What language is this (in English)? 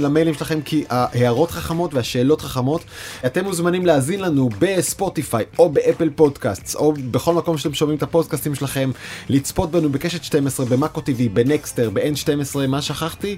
Hebrew